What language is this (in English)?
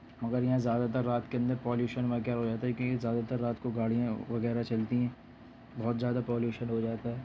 Urdu